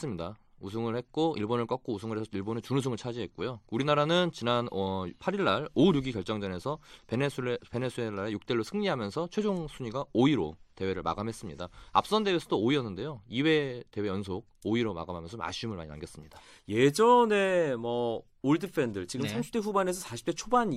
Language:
Korean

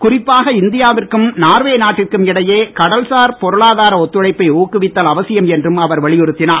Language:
Tamil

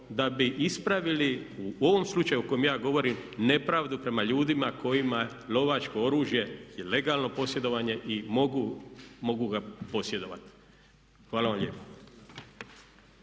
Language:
Croatian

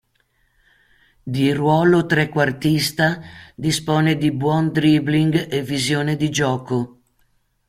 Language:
Italian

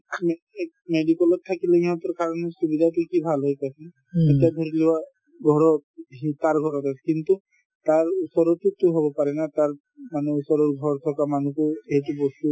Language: Assamese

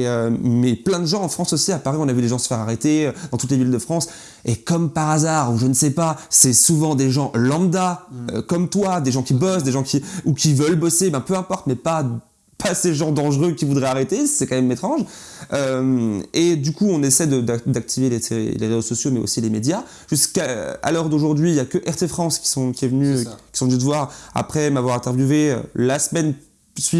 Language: French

